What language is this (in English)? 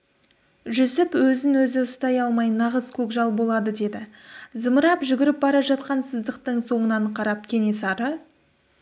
Kazakh